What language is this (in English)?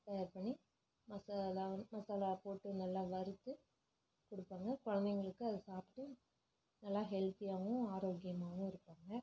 Tamil